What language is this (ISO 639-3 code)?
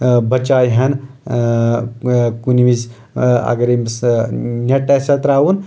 kas